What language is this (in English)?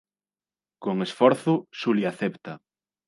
Galician